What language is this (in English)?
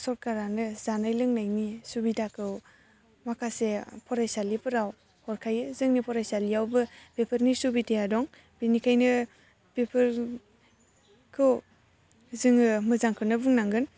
Bodo